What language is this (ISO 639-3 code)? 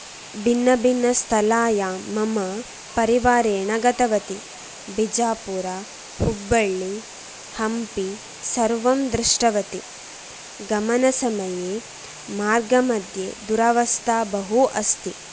san